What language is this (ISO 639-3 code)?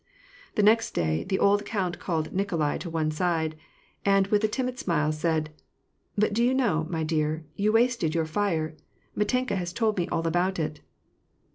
eng